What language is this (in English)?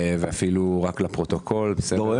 Hebrew